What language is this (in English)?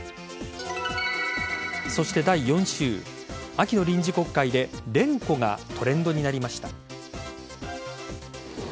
Japanese